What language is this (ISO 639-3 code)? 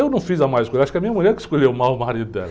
por